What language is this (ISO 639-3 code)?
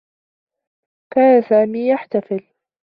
ara